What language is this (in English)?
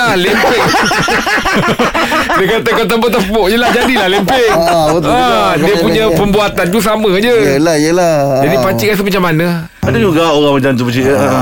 Malay